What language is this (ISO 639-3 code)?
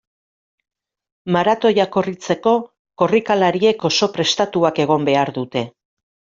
eus